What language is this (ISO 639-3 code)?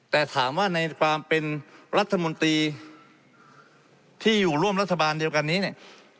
tha